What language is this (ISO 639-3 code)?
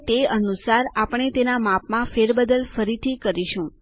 guj